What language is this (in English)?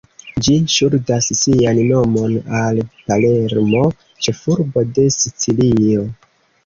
Esperanto